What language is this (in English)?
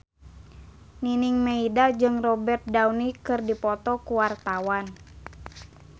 Sundanese